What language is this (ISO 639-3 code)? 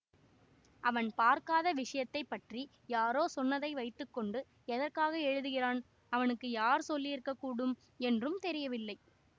tam